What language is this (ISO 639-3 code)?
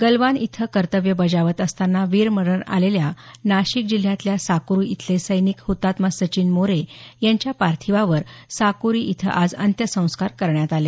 mar